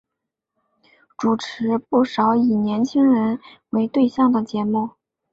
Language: Chinese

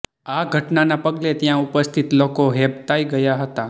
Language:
Gujarati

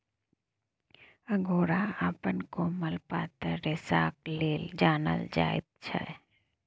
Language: Maithili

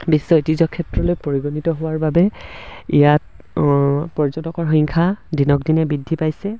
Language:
Assamese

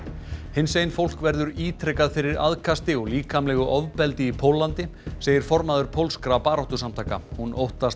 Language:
Icelandic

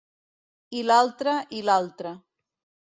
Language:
Catalan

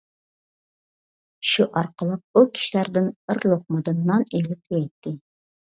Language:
Uyghur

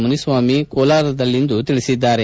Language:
Kannada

